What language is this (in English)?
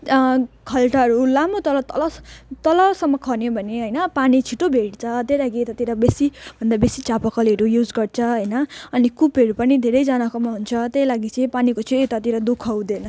Nepali